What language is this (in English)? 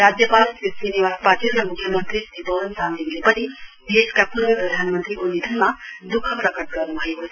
Nepali